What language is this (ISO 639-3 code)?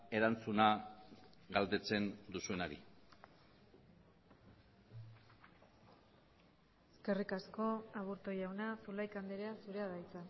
eus